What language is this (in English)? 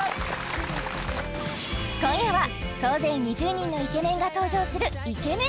Japanese